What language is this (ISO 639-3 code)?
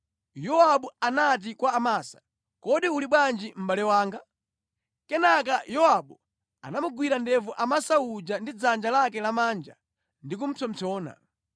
nya